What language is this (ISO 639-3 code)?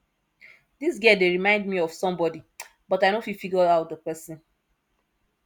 pcm